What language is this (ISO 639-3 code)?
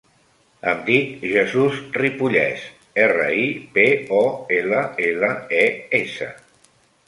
cat